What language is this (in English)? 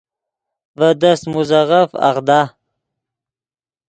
Yidgha